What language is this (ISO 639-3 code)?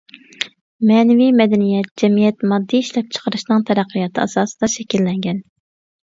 uig